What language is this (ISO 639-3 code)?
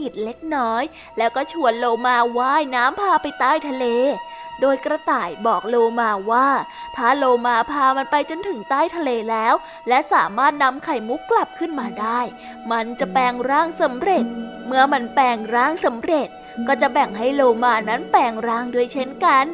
tha